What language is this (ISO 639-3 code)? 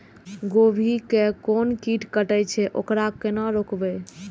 mai